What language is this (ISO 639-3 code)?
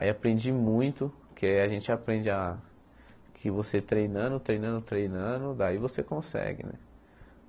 por